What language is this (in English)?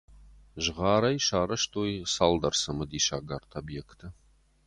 Ossetic